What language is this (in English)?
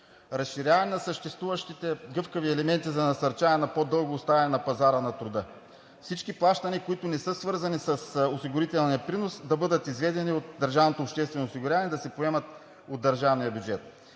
Bulgarian